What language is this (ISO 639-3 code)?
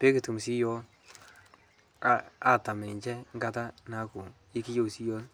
mas